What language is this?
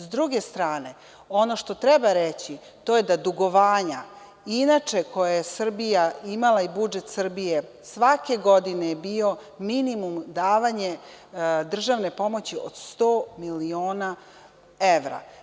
Serbian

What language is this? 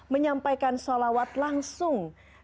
Indonesian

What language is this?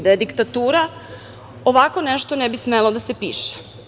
Serbian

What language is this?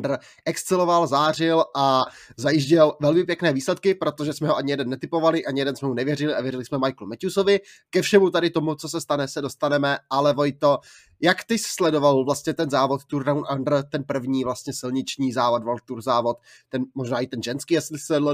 Czech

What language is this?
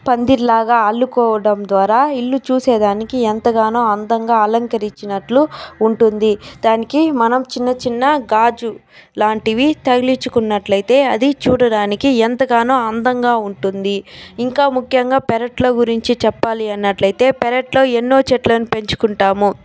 Telugu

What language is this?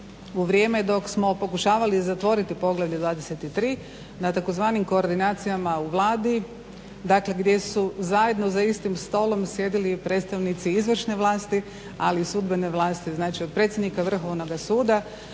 Croatian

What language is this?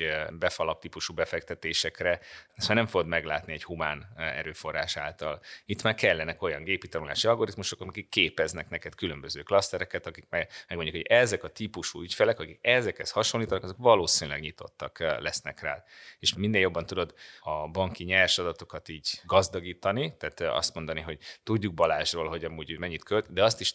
Hungarian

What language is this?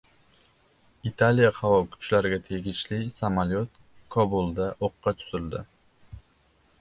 Uzbek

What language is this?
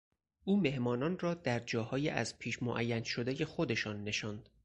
Persian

